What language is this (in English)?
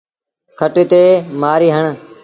Sindhi Bhil